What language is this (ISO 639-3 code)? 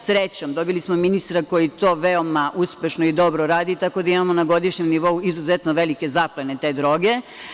srp